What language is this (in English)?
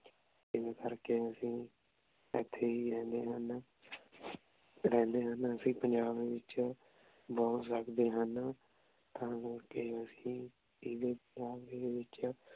Punjabi